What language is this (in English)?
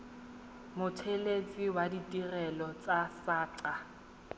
Tswana